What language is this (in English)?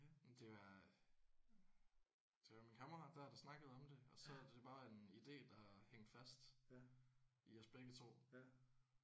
Danish